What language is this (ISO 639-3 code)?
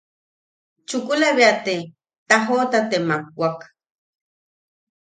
yaq